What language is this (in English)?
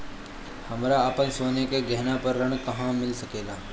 Bhojpuri